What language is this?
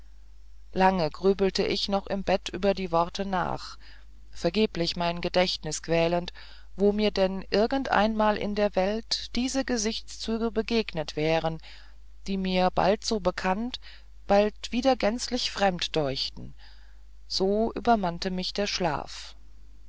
German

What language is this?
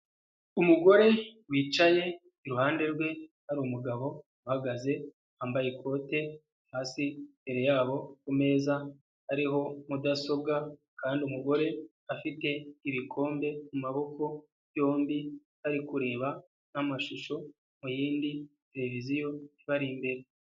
Kinyarwanda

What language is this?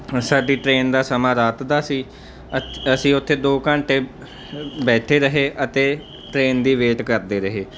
Punjabi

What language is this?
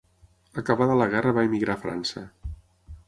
Catalan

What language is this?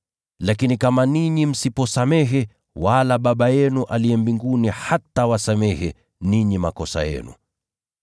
Swahili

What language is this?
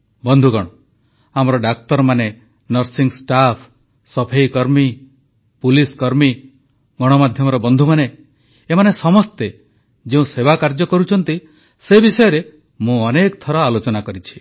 Odia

